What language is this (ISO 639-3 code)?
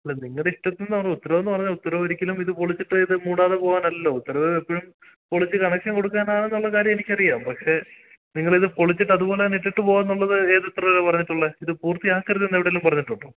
mal